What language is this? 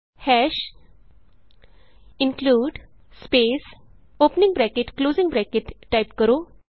Punjabi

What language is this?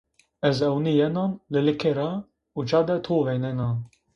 Zaza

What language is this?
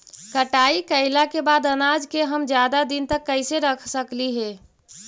Magahi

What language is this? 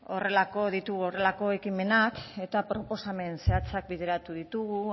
Basque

